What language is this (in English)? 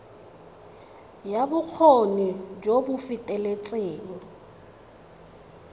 Tswana